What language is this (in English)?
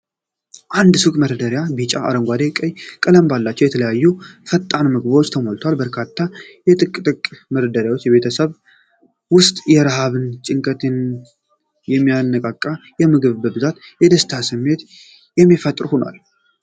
Amharic